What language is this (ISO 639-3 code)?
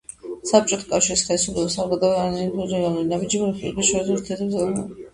kat